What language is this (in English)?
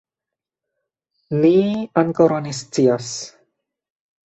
Esperanto